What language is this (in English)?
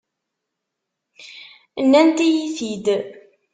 Kabyle